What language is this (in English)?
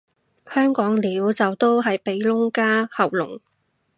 Cantonese